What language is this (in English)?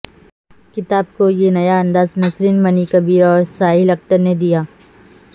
Urdu